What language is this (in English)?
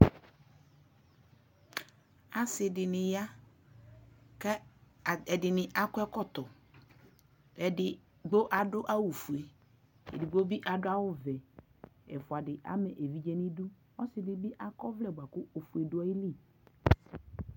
Ikposo